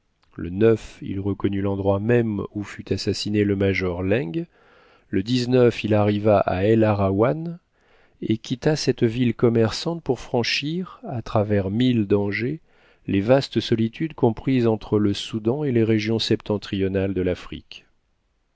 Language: French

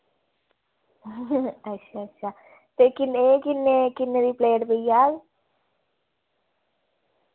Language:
Dogri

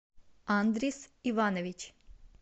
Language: Russian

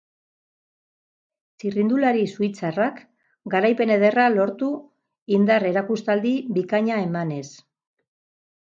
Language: Basque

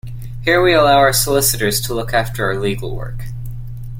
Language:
English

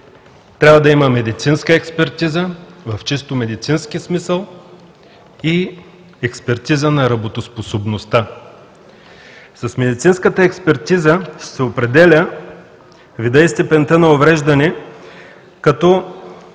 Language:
Bulgarian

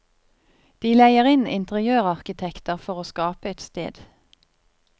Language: Norwegian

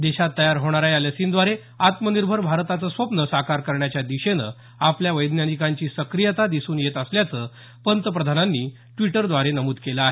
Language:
Marathi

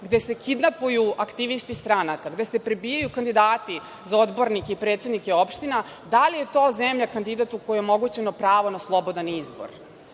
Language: Serbian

